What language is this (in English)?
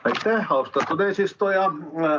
Estonian